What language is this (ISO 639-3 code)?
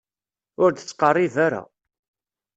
kab